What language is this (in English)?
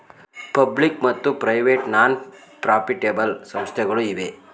Kannada